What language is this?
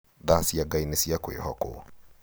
Kikuyu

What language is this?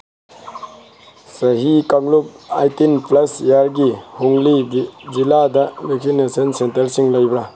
Manipuri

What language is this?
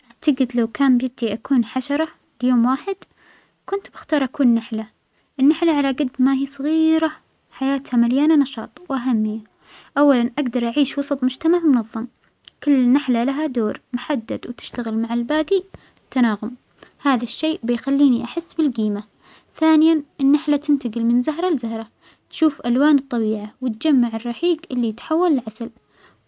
Omani Arabic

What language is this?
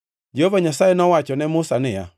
Luo (Kenya and Tanzania)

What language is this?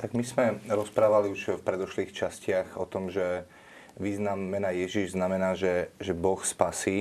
Slovak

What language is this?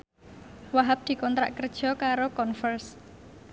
Javanese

